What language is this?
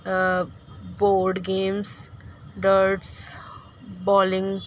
Urdu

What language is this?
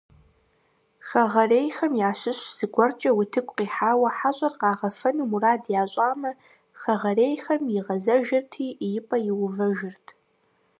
Kabardian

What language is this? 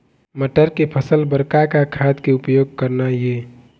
Chhattisgarhi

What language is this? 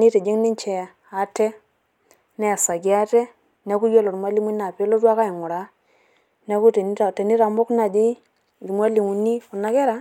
Masai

